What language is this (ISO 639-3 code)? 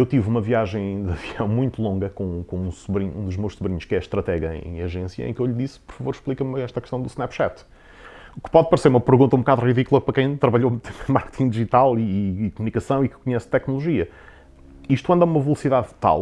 por